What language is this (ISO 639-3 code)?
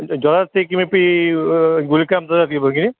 san